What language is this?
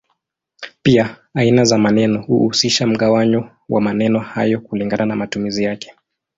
Swahili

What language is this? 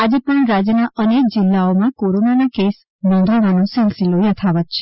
Gujarati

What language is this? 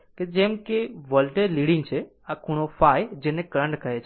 Gujarati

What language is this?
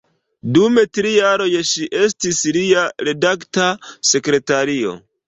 Esperanto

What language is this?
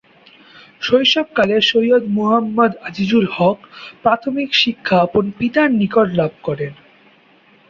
Bangla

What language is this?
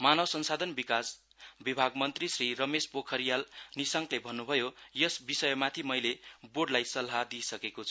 Nepali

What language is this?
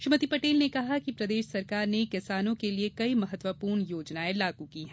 Hindi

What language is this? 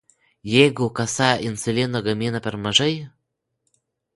Lithuanian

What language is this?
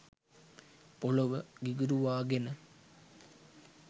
Sinhala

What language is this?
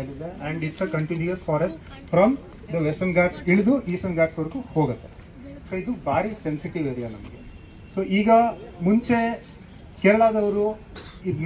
Arabic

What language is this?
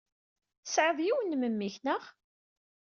Kabyle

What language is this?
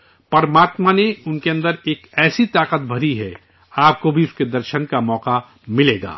Urdu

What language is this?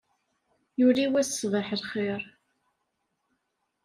Kabyle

